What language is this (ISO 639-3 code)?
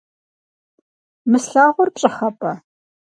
kbd